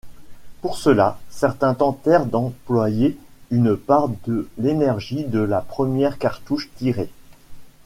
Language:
French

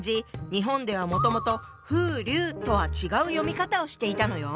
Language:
Japanese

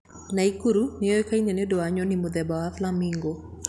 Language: Kikuyu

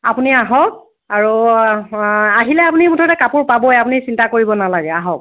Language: Assamese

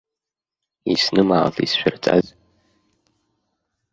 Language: Abkhazian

